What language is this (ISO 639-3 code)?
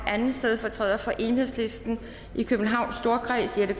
dan